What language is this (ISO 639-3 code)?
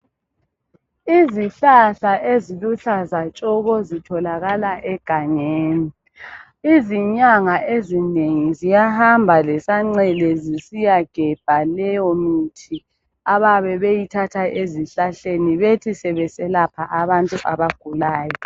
nde